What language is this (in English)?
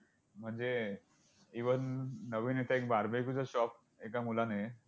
Marathi